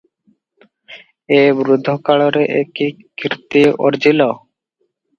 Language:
Odia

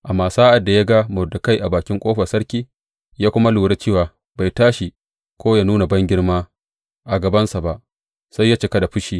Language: Hausa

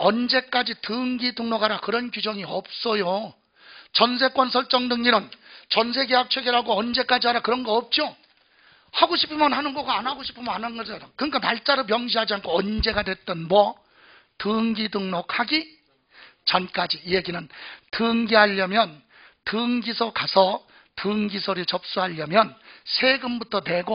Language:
Korean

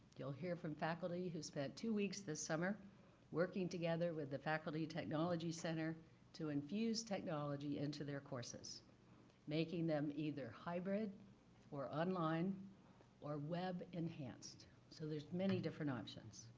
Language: English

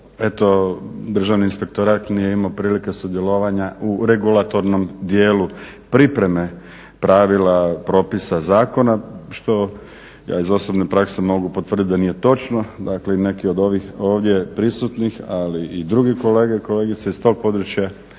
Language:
Croatian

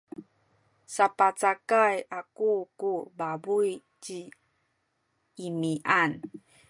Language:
Sakizaya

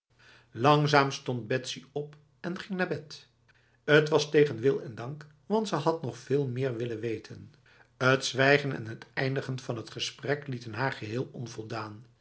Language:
Dutch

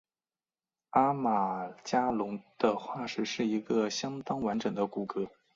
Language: Chinese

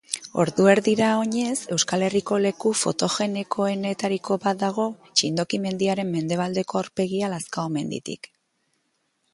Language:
Basque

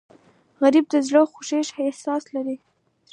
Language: Pashto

